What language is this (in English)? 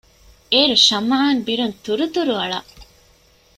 Divehi